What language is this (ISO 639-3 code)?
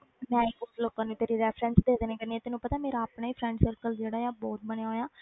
pan